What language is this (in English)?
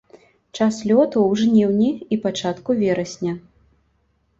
Belarusian